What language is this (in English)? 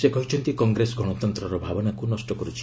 Odia